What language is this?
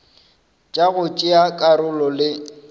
Northern Sotho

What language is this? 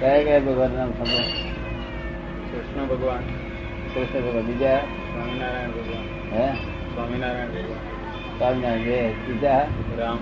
Gujarati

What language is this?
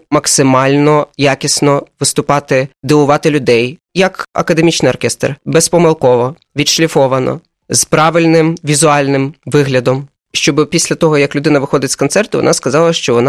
Ukrainian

